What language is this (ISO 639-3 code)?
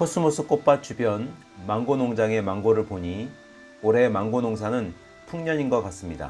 kor